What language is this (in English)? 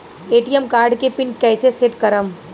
Bhojpuri